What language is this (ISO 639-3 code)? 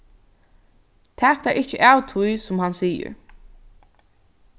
fao